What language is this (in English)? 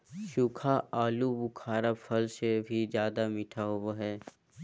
Magahi